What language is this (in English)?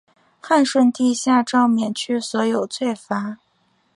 Chinese